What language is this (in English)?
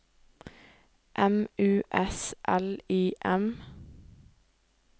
Norwegian